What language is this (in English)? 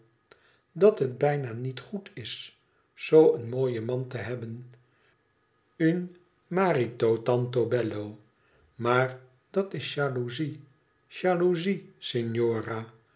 Dutch